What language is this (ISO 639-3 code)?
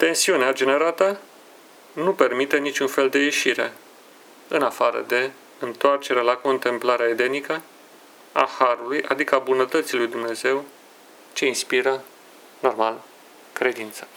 ron